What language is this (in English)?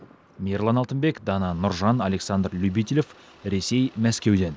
Kazakh